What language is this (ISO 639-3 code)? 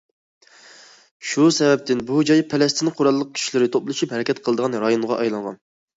uig